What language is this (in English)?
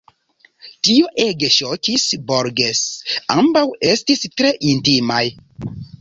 Esperanto